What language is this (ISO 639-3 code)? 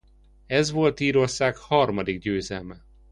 hun